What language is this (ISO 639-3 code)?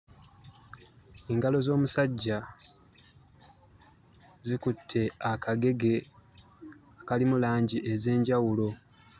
lug